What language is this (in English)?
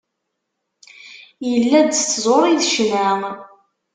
Kabyle